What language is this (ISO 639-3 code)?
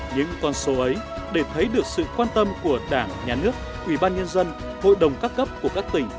vie